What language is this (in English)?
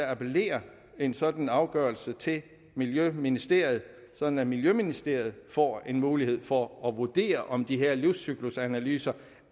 Danish